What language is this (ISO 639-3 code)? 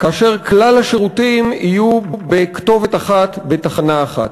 heb